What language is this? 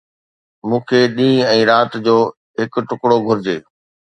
Sindhi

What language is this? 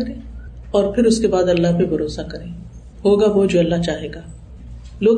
Urdu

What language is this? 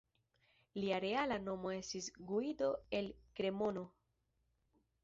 Esperanto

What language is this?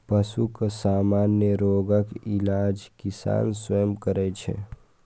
Maithili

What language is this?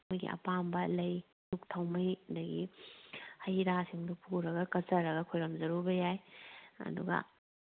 Manipuri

